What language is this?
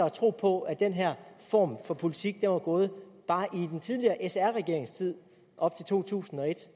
Danish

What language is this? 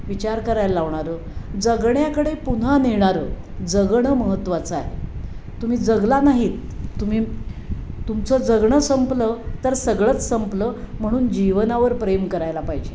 Marathi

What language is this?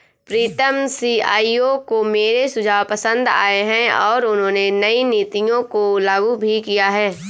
Hindi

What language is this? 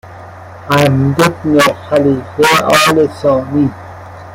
Persian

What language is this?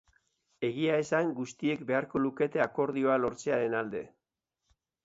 Basque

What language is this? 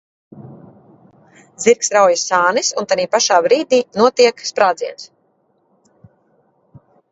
Latvian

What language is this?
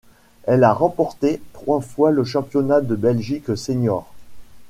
French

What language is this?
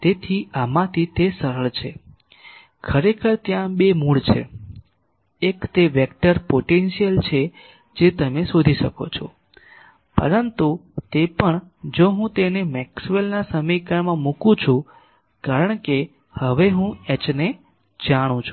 Gujarati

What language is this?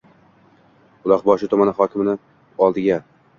Uzbek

